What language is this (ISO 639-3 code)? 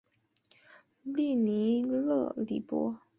zho